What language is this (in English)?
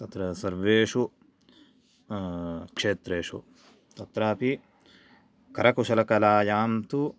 Sanskrit